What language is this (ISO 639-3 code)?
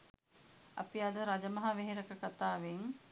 sin